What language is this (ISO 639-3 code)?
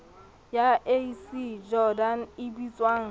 sot